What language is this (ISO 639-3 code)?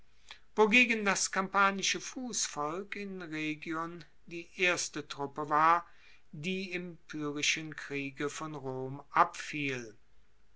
deu